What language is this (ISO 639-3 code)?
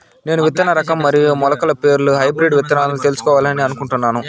tel